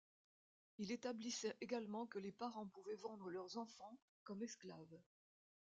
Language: French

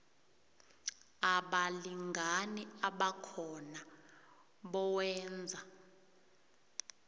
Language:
South Ndebele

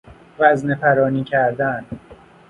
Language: Persian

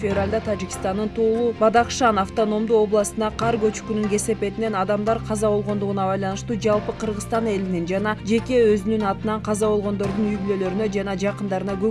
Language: Turkish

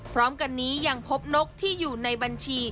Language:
Thai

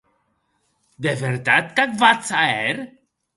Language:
Occitan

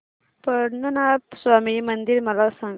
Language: Marathi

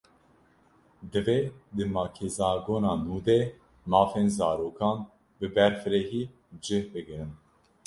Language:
Kurdish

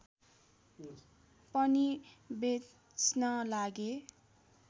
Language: Nepali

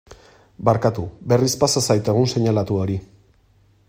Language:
Basque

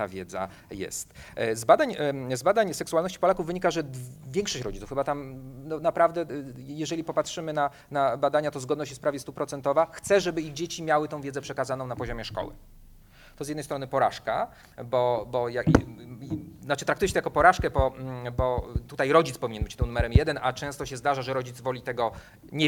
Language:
Polish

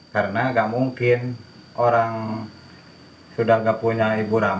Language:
Indonesian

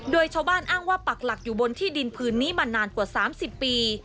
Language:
Thai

